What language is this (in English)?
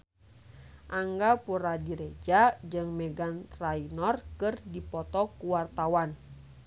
Sundanese